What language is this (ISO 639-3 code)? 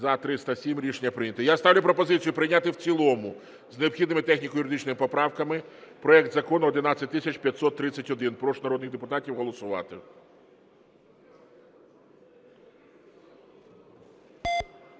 ukr